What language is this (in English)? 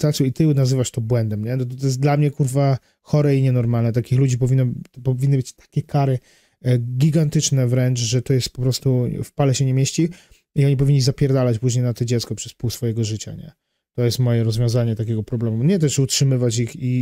Polish